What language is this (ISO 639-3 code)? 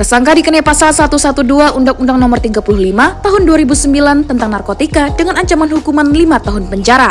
ind